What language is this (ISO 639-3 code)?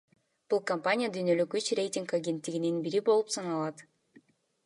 kir